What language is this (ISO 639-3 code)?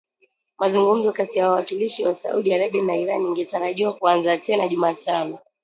swa